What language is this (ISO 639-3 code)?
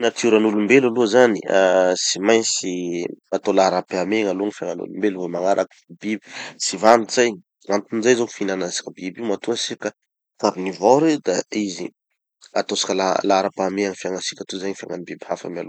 txy